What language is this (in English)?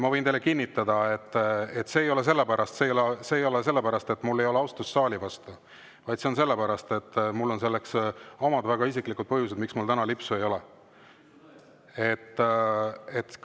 Estonian